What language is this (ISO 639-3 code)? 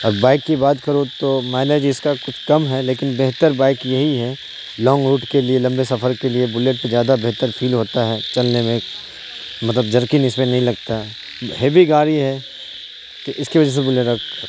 urd